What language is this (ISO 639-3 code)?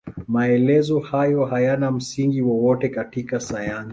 swa